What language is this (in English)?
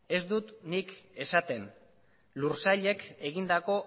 Basque